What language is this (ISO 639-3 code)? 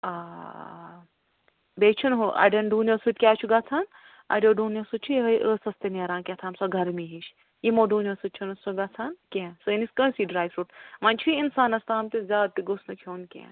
kas